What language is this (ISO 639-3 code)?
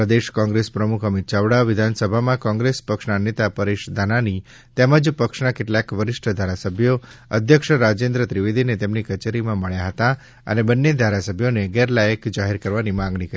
guj